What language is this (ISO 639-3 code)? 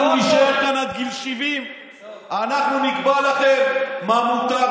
heb